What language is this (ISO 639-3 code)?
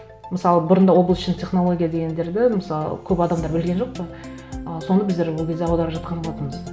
kaz